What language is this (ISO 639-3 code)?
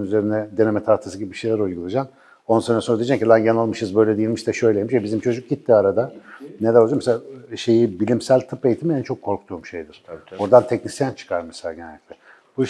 tur